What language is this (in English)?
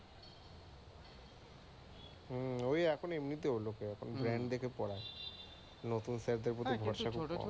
Bangla